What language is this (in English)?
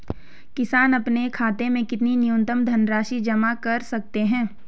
Hindi